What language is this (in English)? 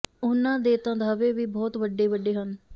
Punjabi